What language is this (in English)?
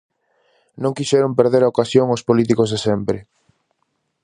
Galician